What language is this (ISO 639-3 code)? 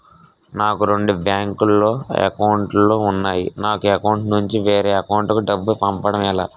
tel